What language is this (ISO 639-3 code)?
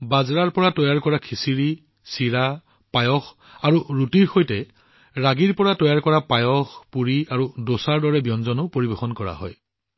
asm